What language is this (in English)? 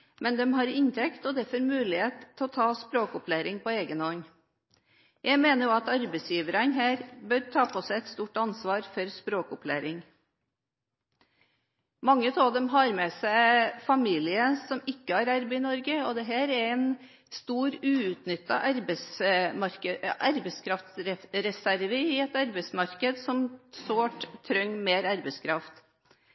Norwegian Bokmål